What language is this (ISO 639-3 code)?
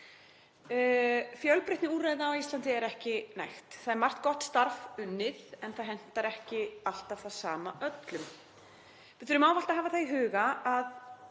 isl